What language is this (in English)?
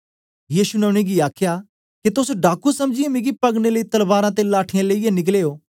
Dogri